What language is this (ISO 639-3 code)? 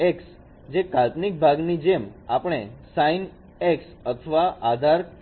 guj